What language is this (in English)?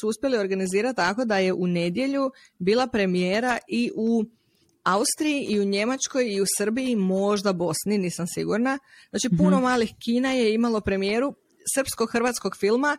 Croatian